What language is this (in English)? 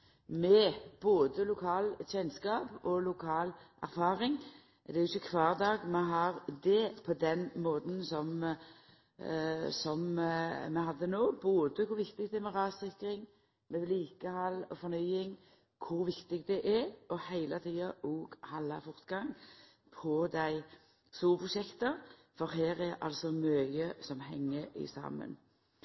Norwegian Nynorsk